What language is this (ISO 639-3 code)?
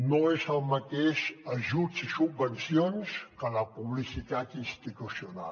cat